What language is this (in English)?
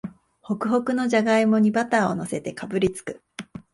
Japanese